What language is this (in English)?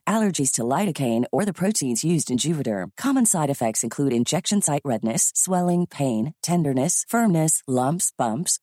Filipino